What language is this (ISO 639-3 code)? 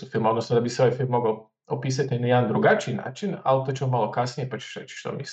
hrv